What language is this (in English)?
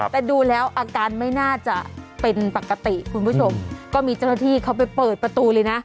Thai